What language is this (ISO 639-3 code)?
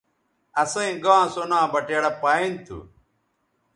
btv